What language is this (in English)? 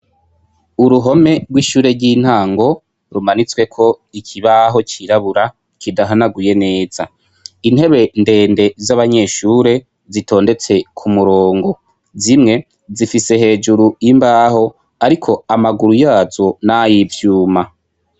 Rundi